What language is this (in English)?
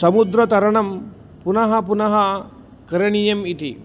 Sanskrit